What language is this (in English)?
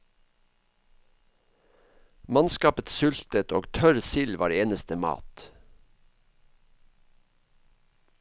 Norwegian